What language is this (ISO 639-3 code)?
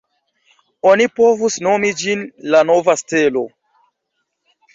epo